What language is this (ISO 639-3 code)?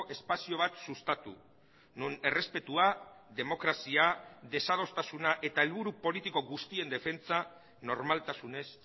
eus